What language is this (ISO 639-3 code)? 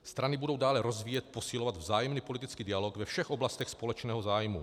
ces